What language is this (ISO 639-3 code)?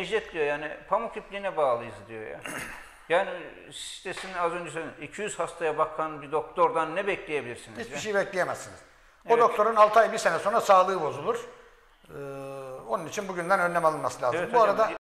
tur